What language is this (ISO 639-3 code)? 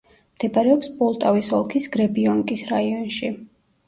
kat